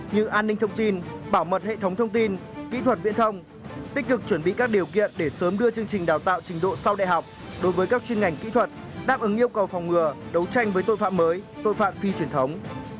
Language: Vietnamese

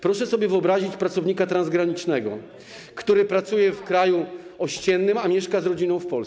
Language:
Polish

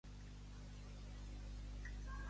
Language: Catalan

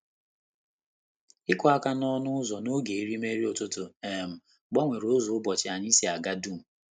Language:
Igbo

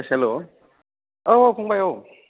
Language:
Bodo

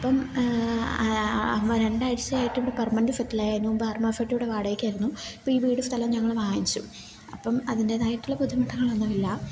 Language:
Malayalam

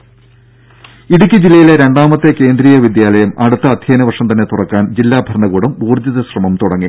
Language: Malayalam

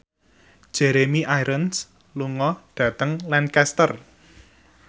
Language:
Javanese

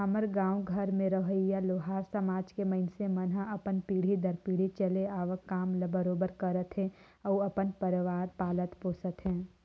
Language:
Chhattisgarhi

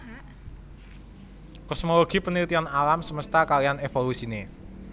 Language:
Javanese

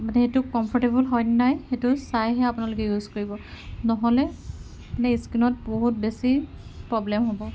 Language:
Assamese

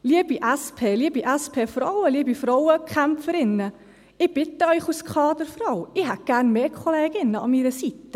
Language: Swiss German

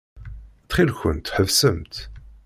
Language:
Kabyle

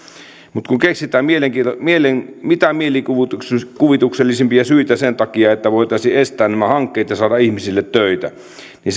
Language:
Finnish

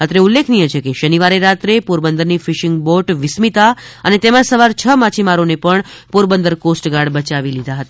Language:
Gujarati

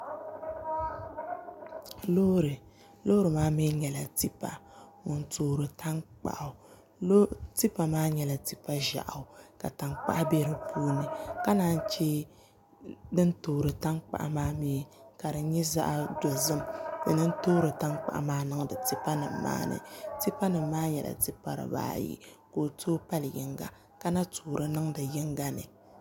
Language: Dagbani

